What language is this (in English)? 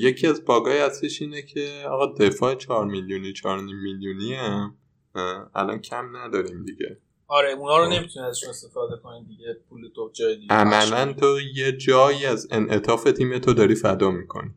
Persian